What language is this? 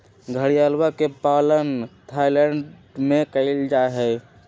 Magahi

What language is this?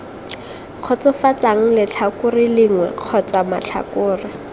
Tswana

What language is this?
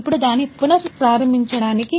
Telugu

